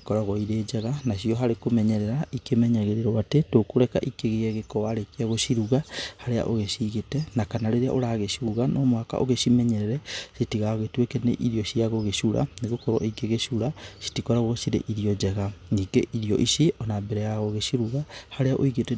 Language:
Kikuyu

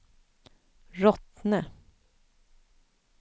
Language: Swedish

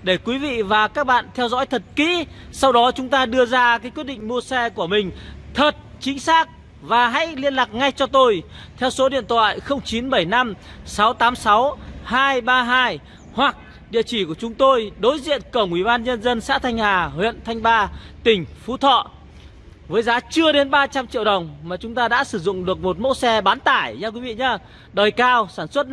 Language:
Vietnamese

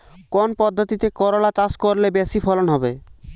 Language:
Bangla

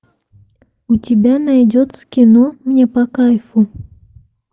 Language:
Russian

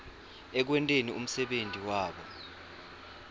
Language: Swati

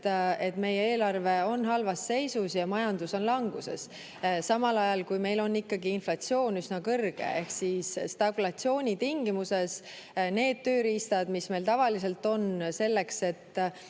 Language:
Estonian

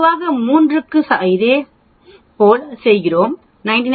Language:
Tamil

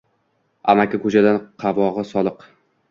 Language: Uzbek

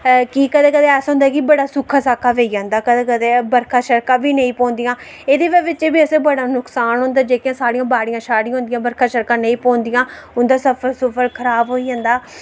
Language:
Dogri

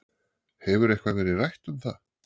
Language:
Icelandic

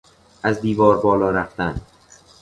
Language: Persian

